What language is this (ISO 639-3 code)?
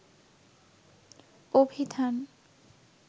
ben